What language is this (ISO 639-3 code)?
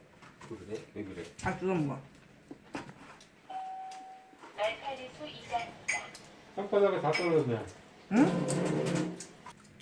kor